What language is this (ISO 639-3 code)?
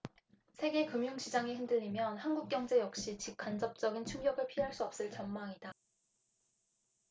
kor